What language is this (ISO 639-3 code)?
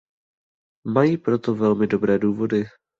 ces